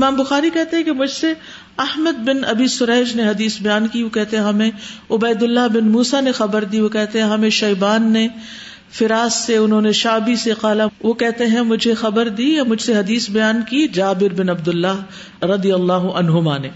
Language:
Urdu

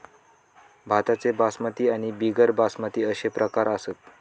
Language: Marathi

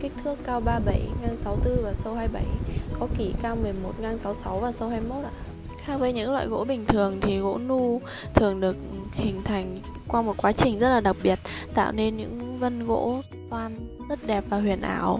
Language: Vietnamese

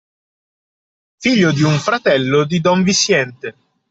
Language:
Italian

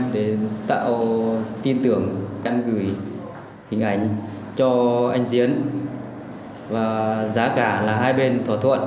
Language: Vietnamese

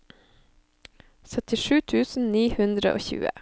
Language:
Norwegian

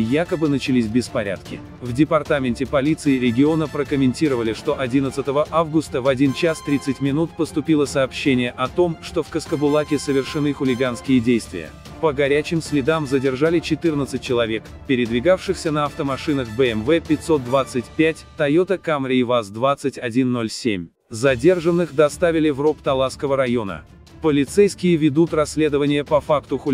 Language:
Russian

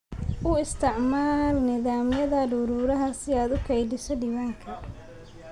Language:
Somali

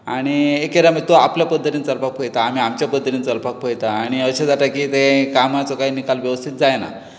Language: Konkani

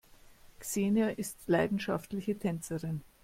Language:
German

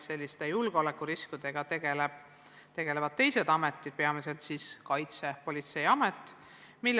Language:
Estonian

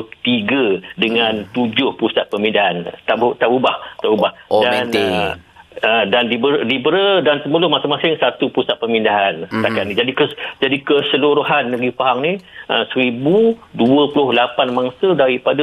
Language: Malay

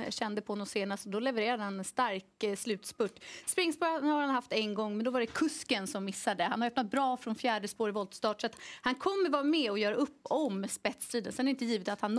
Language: Swedish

